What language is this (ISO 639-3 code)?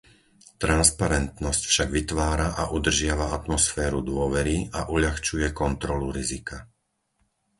slk